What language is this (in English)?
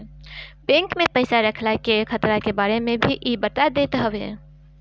Bhojpuri